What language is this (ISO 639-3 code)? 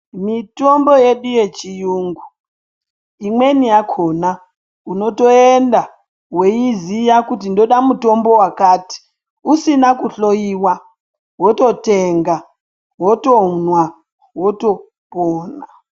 ndc